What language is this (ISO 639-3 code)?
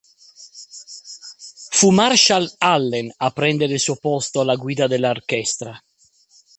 ita